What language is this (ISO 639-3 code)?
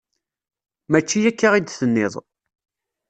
kab